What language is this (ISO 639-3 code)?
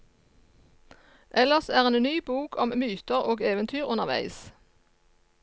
nor